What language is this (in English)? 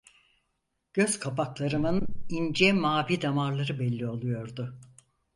Turkish